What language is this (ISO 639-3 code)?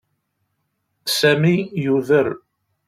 kab